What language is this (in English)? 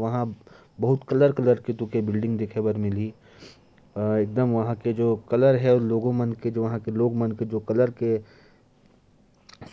Korwa